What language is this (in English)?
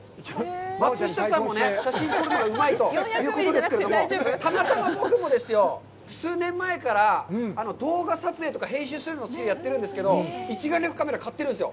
Japanese